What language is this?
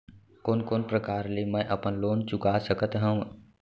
Chhattisgarhi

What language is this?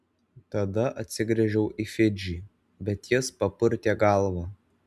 Lithuanian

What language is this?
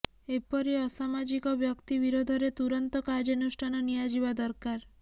Odia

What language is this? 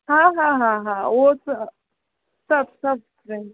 Sindhi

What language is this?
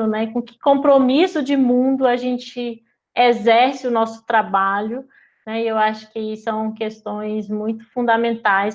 Portuguese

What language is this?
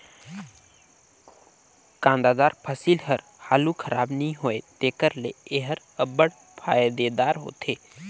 Chhattisgarhi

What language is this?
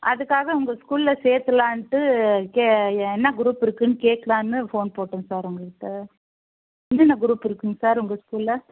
Tamil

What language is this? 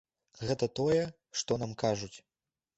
Belarusian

